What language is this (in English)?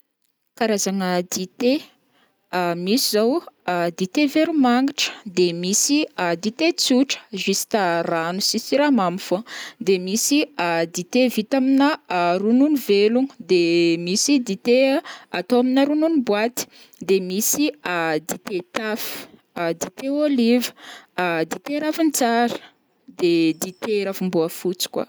Northern Betsimisaraka Malagasy